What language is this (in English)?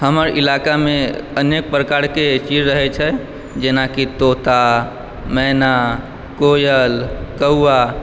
Maithili